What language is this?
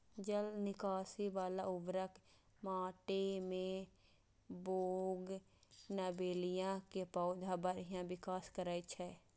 Maithili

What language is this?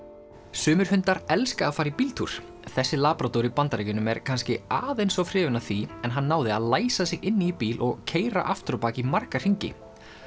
Icelandic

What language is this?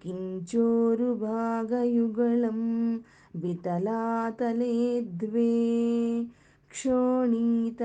Telugu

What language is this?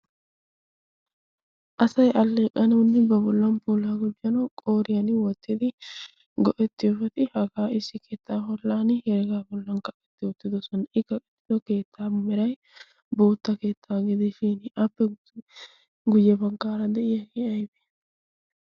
Wolaytta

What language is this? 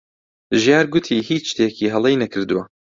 Central Kurdish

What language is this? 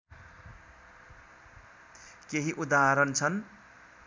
Nepali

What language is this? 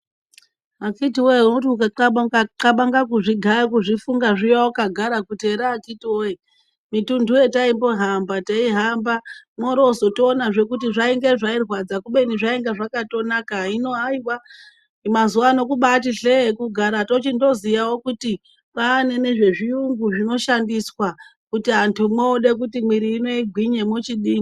Ndau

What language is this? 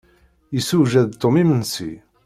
Kabyle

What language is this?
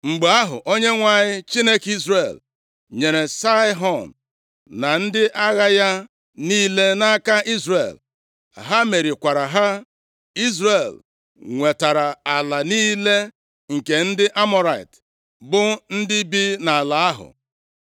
Igbo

